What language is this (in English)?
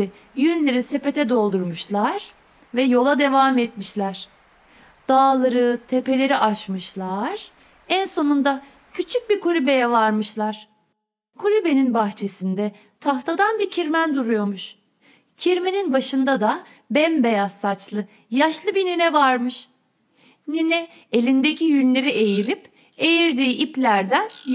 Turkish